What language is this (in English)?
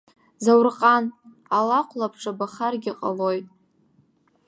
Abkhazian